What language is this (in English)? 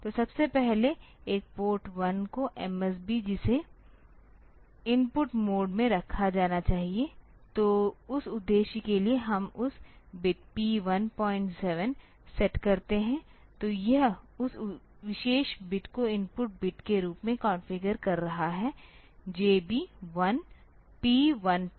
Hindi